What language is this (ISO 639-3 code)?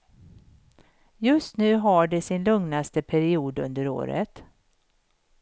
swe